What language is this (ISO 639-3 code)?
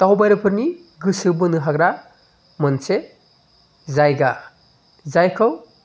brx